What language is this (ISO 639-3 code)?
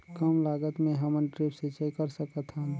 hne